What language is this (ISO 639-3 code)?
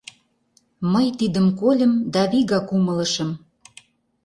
chm